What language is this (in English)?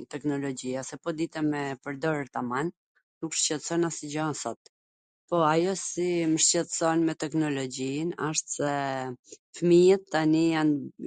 Gheg Albanian